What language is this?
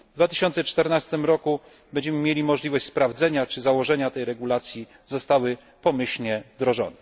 Polish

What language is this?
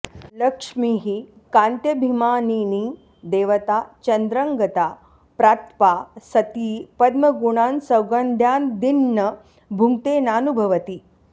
Sanskrit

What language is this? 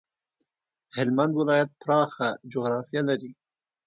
Pashto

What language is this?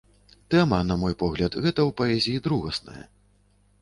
Belarusian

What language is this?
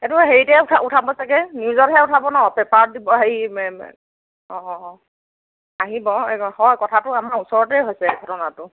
Assamese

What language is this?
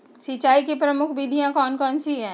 Magahi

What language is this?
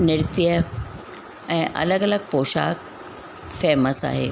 Sindhi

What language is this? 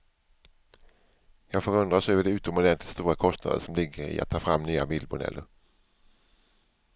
Swedish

